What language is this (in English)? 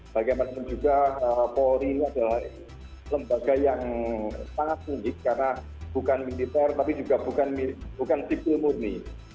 Indonesian